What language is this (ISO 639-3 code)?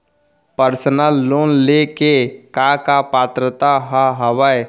hne